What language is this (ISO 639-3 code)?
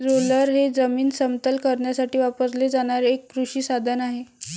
mar